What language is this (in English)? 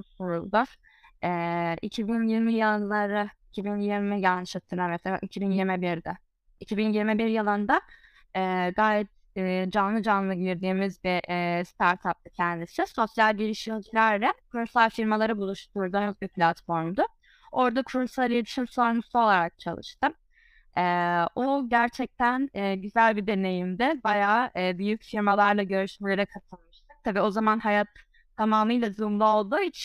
Turkish